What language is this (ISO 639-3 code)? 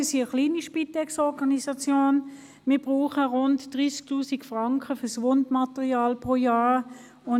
gsw